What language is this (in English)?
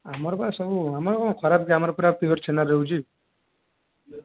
Odia